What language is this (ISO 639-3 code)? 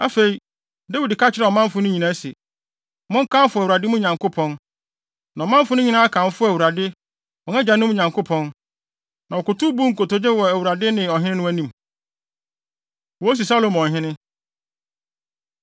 aka